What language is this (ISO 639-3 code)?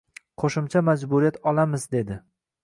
uzb